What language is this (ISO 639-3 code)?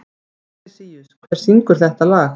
isl